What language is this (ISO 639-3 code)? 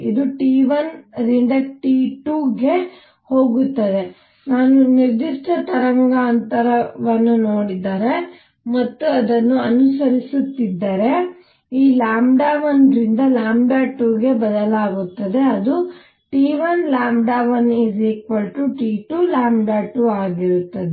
kan